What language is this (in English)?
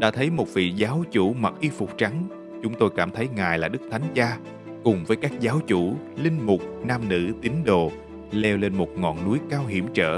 Vietnamese